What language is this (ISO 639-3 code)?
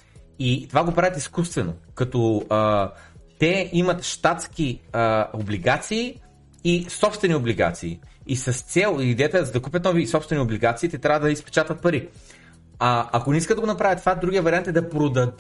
bul